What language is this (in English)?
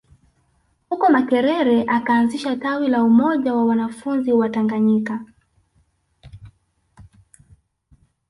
Swahili